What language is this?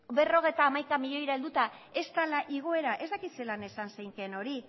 Basque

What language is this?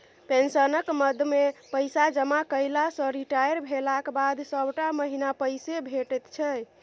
Maithili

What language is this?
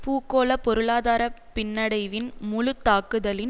Tamil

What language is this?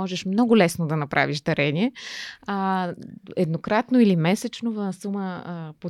Bulgarian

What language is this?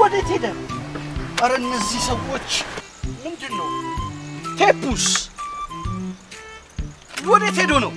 Amharic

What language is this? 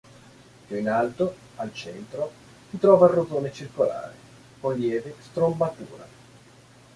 Italian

